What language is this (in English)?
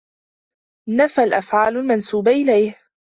Arabic